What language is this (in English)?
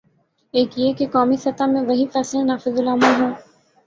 Urdu